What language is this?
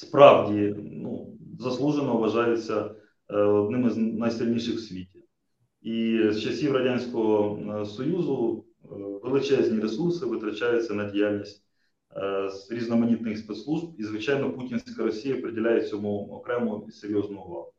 Ukrainian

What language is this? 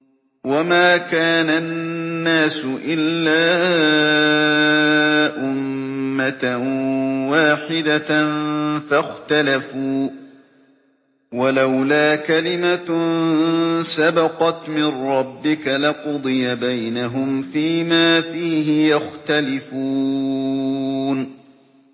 Arabic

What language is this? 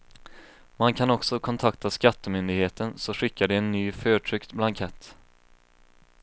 Swedish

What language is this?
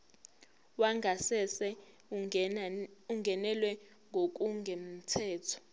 Zulu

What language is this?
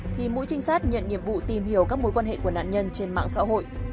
Vietnamese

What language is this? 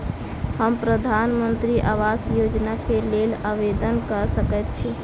Maithili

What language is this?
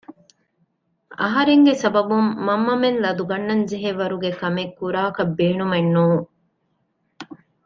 Divehi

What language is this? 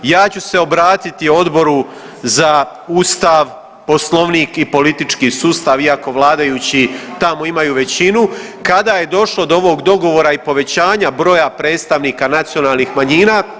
Croatian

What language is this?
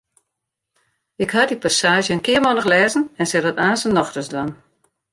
Western Frisian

